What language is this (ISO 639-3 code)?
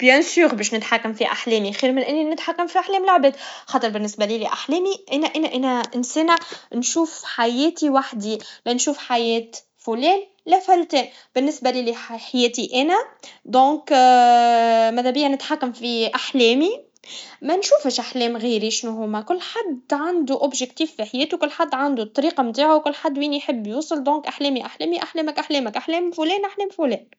aeb